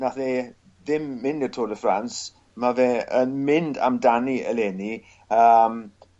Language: Welsh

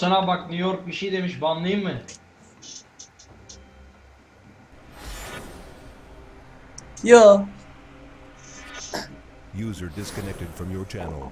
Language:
Turkish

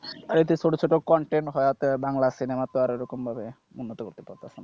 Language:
Bangla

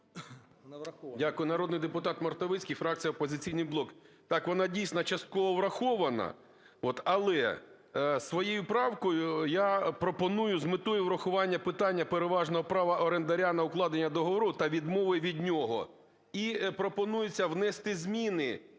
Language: Ukrainian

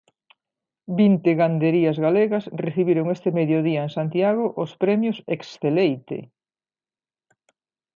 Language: Galician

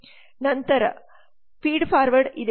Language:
Kannada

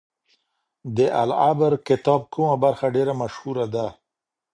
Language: Pashto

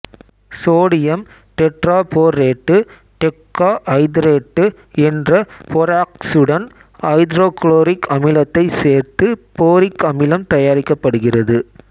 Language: Tamil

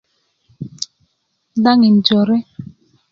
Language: Kuku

